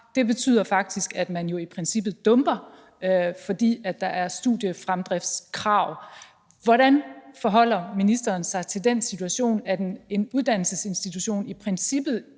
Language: Danish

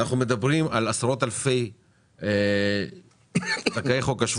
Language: Hebrew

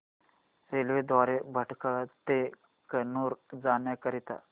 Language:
Marathi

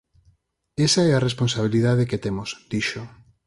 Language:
Galician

